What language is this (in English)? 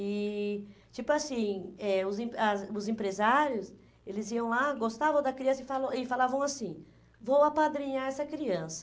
Portuguese